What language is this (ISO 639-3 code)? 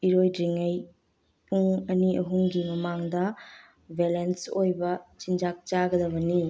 mni